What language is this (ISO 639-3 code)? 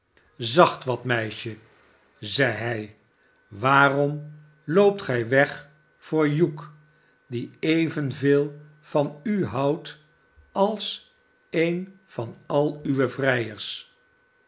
nld